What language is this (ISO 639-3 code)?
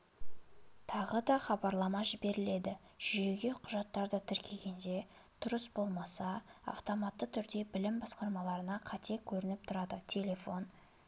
kaz